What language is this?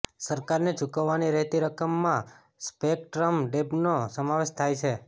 Gujarati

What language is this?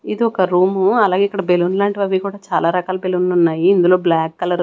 Telugu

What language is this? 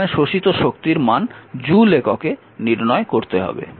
Bangla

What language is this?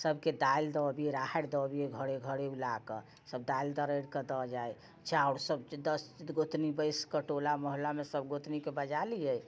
Maithili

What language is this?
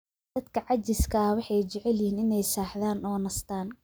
Somali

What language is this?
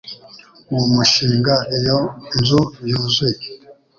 Kinyarwanda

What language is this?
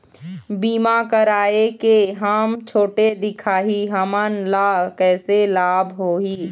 Chhattisgarhi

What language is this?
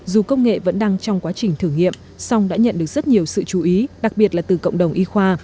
Vietnamese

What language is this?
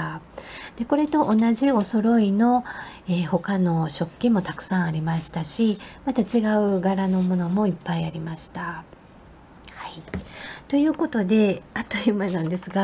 Japanese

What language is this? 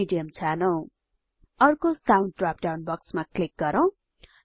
Nepali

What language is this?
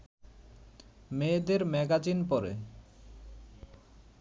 Bangla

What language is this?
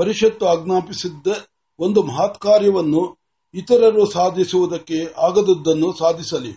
Marathi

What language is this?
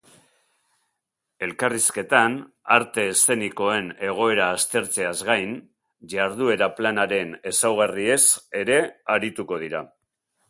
Basque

